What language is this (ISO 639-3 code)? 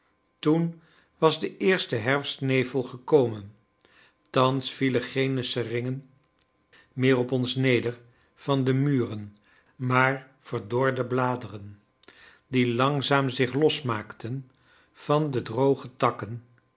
nld